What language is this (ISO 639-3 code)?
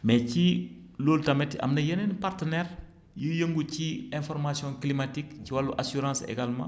wol